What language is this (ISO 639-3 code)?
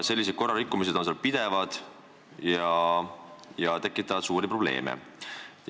est